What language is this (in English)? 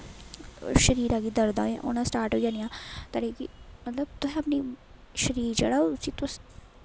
Dogri